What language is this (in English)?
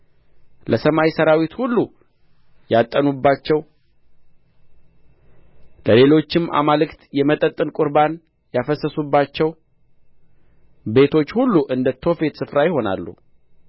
Amharic